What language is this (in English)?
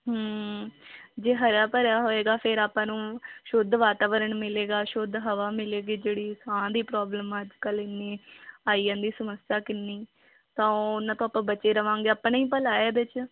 Punjabi